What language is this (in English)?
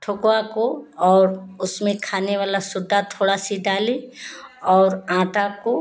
Hindi